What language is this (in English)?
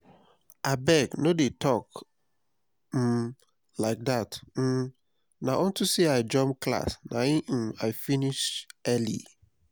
Nigerian Pidgin